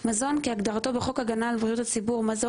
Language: Hebrew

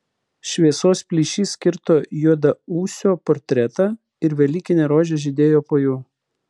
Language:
Lithuanian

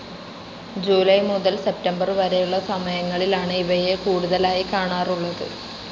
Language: Malayalam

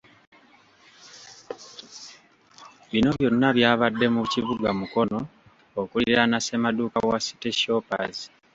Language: Ganda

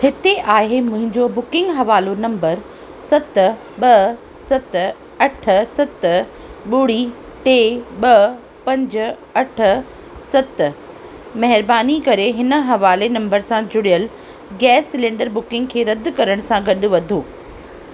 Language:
Sindhi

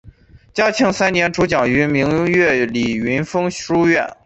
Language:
Chinese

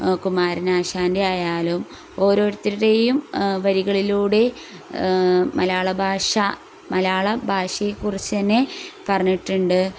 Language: Malayalam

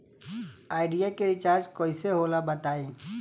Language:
Bhojpuri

